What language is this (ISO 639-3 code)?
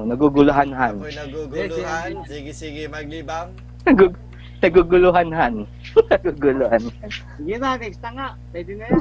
fil